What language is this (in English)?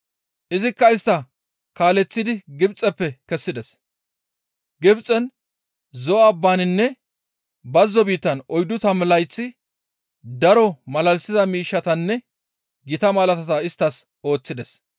Gamo